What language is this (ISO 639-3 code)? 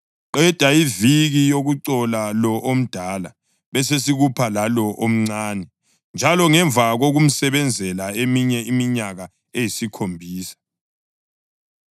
nde